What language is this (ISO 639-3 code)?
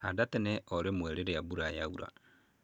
kik